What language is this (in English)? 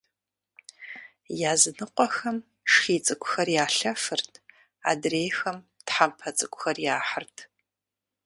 Kabardian